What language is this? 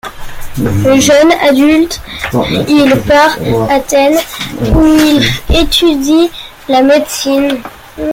French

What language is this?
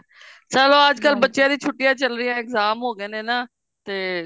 Punjabi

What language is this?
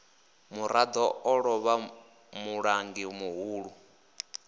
Venda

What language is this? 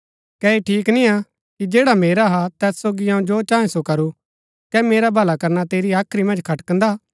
Gaddi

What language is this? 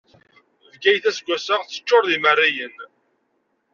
Kabyle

